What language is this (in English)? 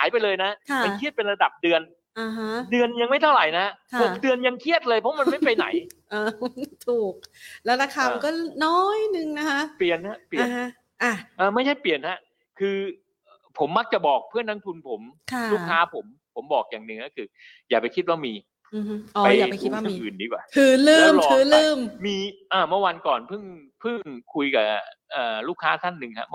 Thai